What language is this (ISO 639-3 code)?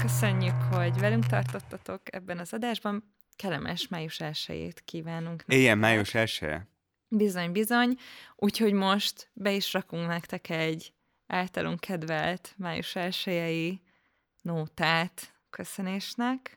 hun